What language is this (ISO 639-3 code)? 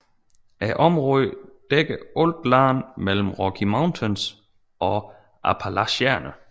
dan